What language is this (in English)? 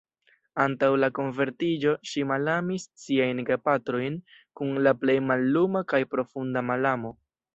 Esperanto